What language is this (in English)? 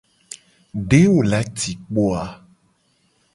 Gen